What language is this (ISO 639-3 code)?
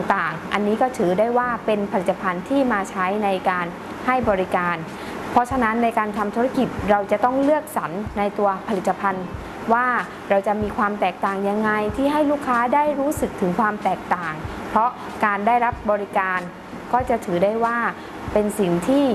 tha